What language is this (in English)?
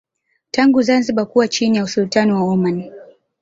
Swahili